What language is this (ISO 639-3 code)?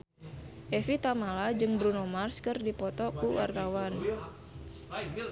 sun